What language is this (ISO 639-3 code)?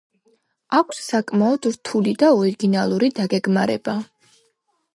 kat